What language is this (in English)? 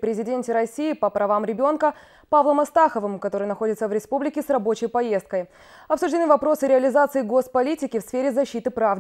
Russian